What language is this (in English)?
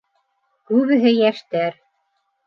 Bashkir